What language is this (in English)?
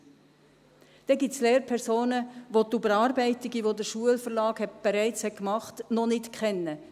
Swiss German